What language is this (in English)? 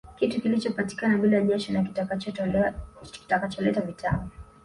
Swahili